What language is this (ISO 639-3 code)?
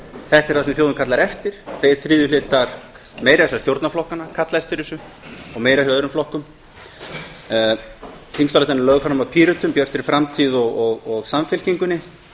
isl